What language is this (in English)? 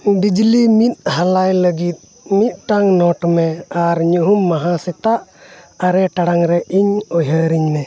Santali